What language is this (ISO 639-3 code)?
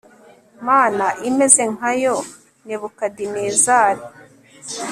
kin